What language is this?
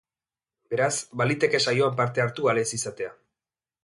Basque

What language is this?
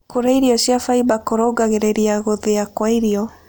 Kikuyu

